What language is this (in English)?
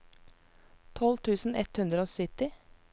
Norwegian